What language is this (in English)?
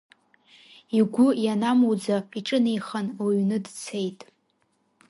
Abkhazian